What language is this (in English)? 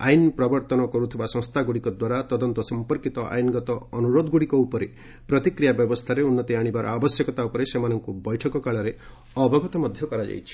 Odia